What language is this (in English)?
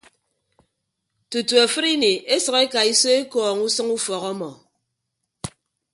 Ibibio